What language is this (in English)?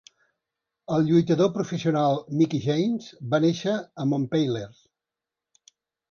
Catalan